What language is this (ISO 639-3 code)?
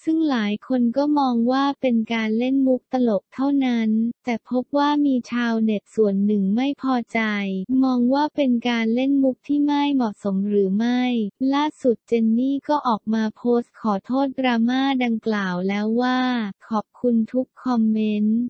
tha